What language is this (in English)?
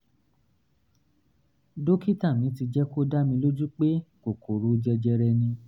Yoruba